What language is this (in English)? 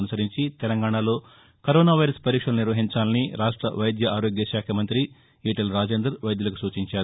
Telugu